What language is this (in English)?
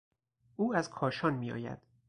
Persian